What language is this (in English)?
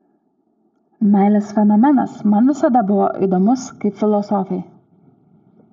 Lithuanian